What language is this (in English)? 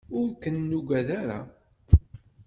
Kabyle